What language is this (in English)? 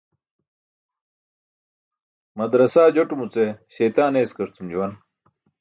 Burushaski